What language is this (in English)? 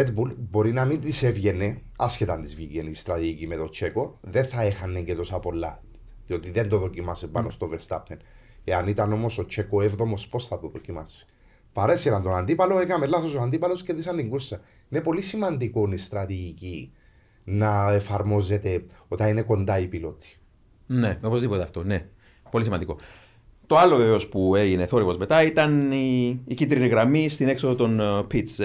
Greek